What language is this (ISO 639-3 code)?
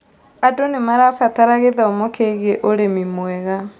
kik